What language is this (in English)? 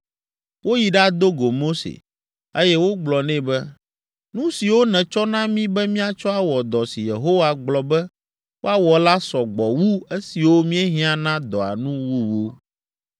Ewe